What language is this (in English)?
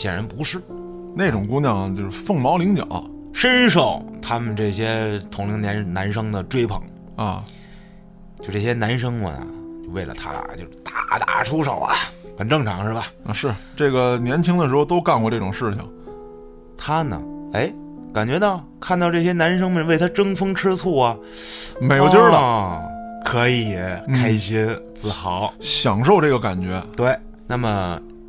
Chinese